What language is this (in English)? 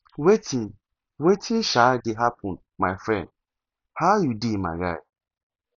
Nigerian Pidgin